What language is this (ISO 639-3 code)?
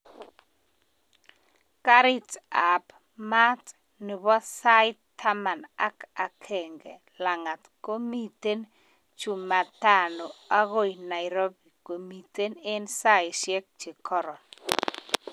kln